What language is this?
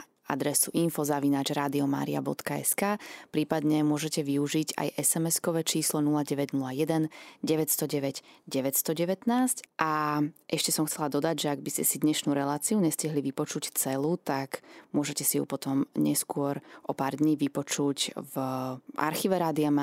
Slovak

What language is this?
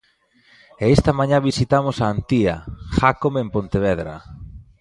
Galician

